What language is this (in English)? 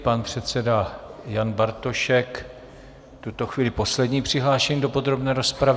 Czech